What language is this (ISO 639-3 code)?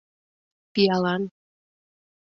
chm